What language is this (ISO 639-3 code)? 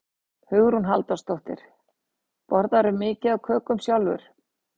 isl